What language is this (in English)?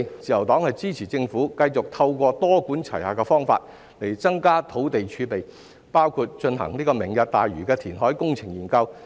Cantonese